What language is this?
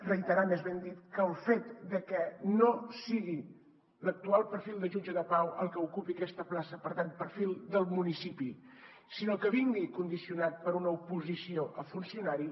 Catalan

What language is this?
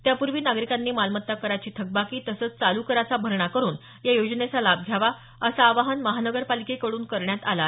Marathi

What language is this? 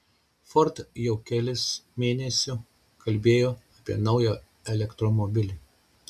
Lithuanian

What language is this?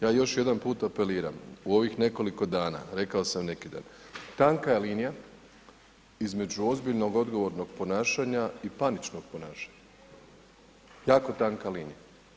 Croatian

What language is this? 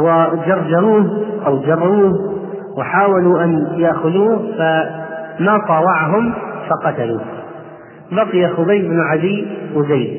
Arabic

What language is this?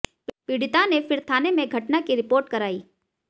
Hindi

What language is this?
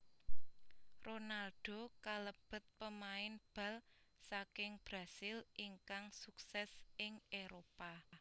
Javanese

